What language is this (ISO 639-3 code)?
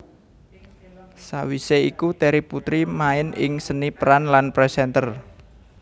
jav